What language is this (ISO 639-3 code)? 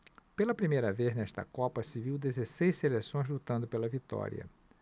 por